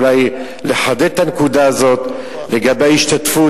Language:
Hebrew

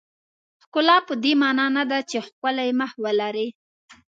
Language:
Pashto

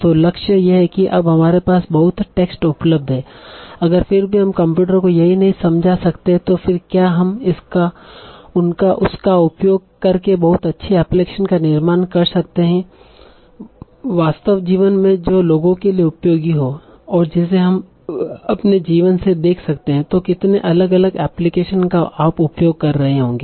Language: Hindi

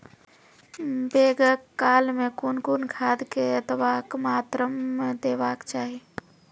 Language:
Maithili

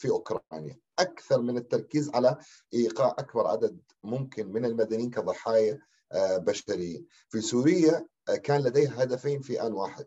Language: Arabic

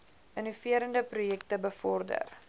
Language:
Afrikaans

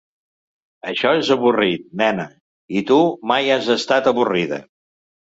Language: Catalan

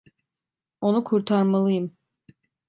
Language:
Turkish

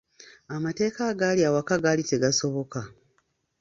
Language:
Ganda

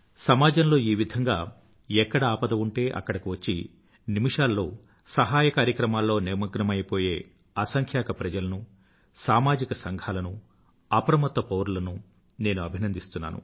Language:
Telugu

